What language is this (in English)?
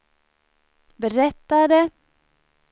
Swedish